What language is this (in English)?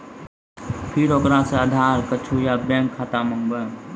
Maithili